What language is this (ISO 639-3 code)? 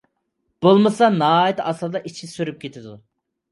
uig